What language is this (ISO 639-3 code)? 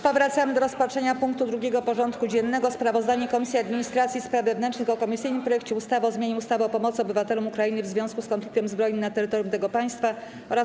pol